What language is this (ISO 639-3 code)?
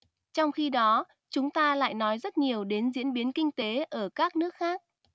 vie